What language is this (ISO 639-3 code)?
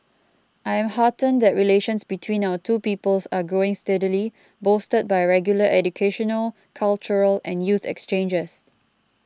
eng